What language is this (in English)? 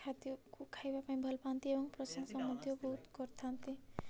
Odia